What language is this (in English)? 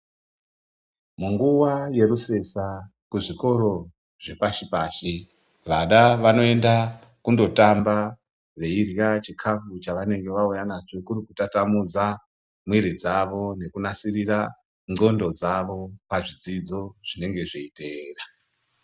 Ndau